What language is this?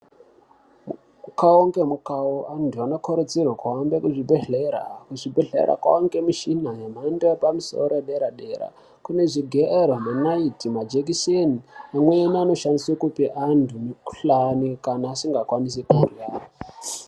Ndau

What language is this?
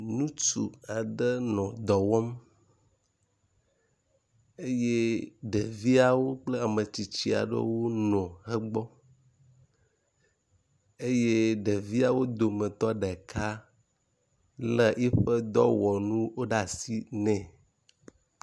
Ewe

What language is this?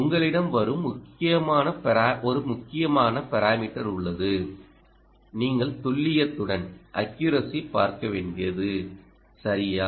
Tamil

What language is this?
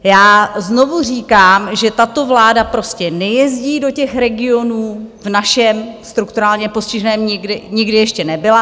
Czech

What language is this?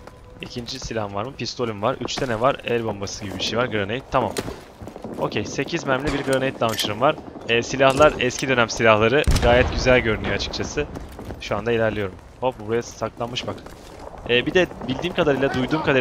Turkish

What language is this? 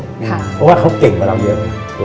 Thai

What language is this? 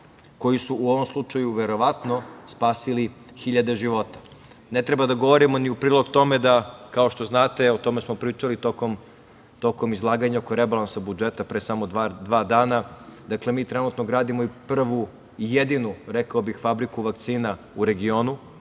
Serbian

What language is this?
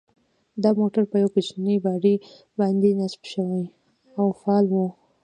Pashto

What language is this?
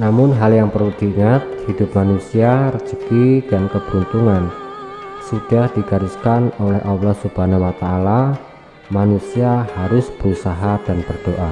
Indonesian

